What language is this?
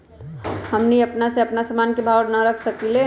Magahi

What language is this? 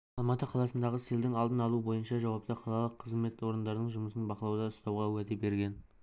Kazakh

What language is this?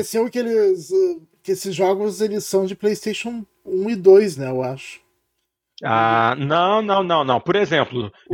Portuguese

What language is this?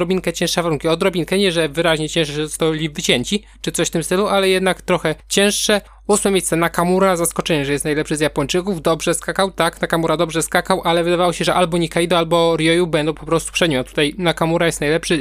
Polish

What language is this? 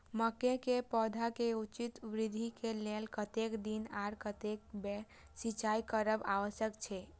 Maithili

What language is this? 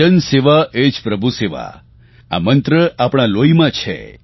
Gujarati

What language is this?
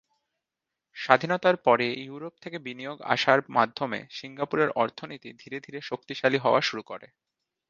Bangla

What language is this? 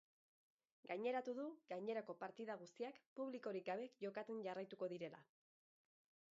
Basque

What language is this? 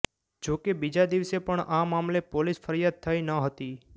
Gujarati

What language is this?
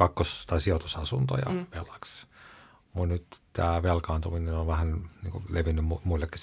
Finnish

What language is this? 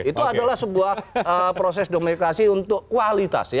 Indonesian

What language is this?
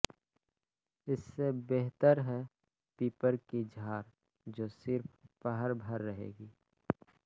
Hindi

